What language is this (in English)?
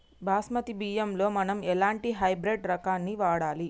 Telugu